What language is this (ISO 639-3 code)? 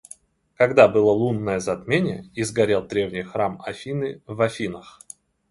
rus